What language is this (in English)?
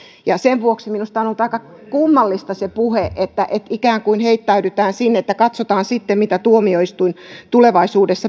Finnish